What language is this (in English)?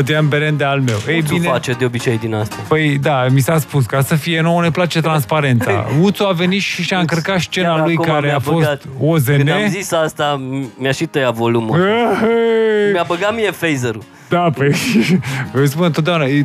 Romanian